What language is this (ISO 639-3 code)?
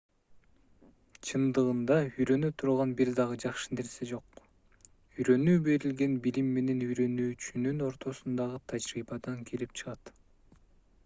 kir